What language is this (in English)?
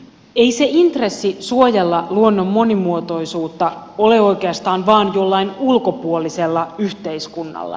Finnish